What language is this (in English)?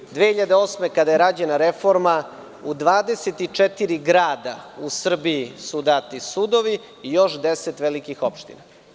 Serbian